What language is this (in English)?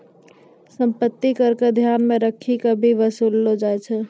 Maithili